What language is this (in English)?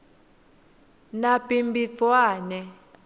Swati